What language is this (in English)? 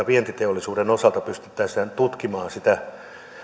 Finnish